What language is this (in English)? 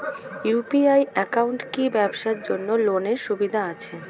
Bangla